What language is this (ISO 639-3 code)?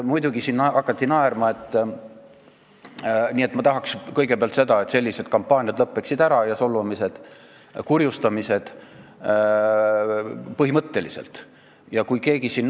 est